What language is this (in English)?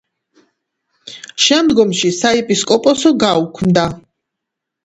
Georgian